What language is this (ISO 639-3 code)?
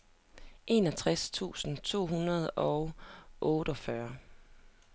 dan